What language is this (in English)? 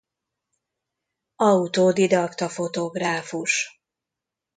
Hungarian